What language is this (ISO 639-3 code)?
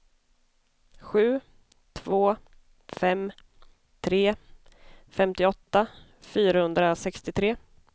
swe